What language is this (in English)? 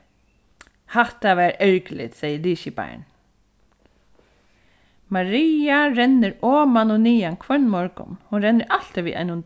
Faroese